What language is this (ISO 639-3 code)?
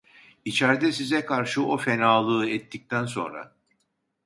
tur